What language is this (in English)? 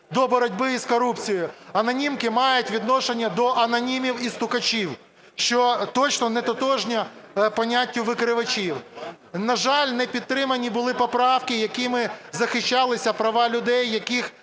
Ukrainian